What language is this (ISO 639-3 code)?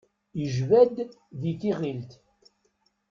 kab